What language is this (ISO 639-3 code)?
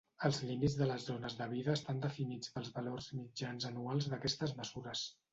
cat